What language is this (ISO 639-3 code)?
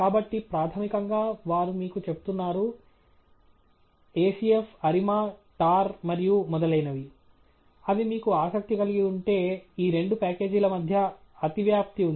tel